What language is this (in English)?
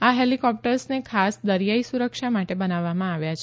Gujarati